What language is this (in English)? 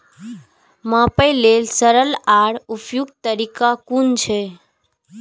Maithili